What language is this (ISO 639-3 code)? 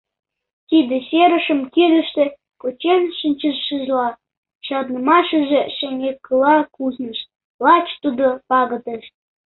chm